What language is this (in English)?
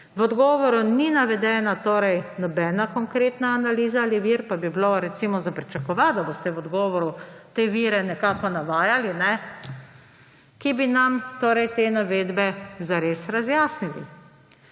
Slovenian